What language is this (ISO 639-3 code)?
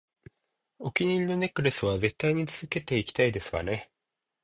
jpn